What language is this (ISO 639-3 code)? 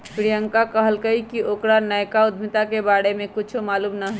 mag